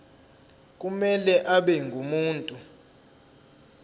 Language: Zulu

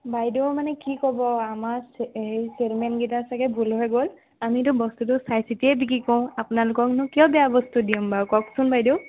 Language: Assamese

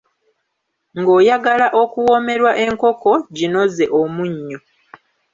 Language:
Ganda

